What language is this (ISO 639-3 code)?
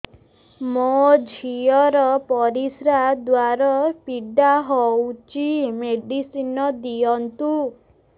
ori